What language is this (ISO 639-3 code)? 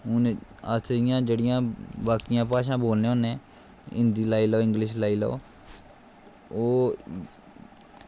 doi